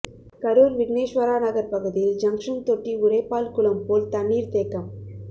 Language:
Tamil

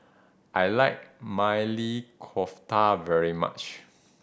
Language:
English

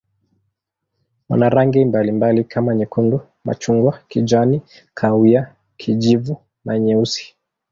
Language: Swahili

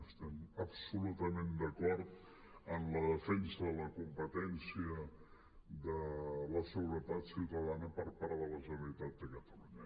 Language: Catalan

